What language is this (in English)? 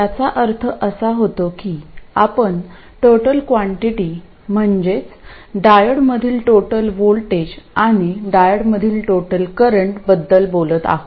Marathi